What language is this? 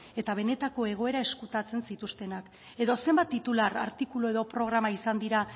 Basque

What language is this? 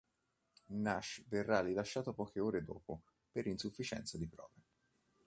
Italian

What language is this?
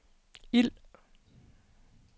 Danish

